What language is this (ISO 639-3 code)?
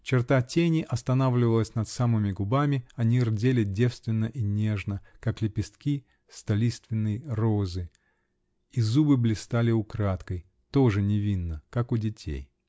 rus